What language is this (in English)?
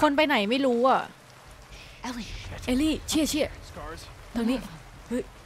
Thai